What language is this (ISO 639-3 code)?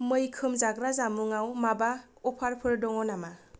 brx